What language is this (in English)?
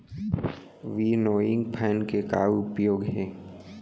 Chhattisgarhi